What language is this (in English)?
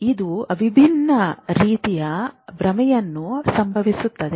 Kannada